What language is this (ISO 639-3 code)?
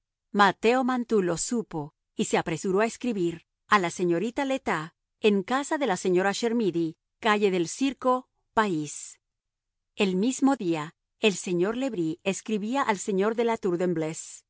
spa